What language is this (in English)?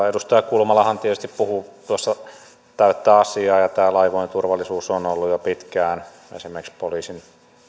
Finnish